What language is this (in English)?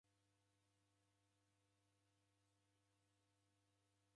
Taita